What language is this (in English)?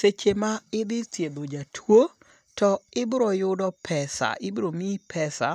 Luo (Kenya and Tanzania)